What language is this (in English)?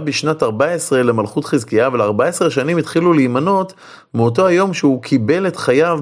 Hebrew